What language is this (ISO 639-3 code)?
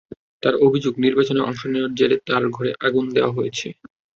ben